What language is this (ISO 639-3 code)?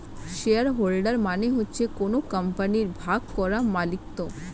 ben